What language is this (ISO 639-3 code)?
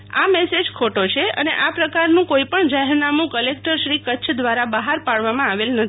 guj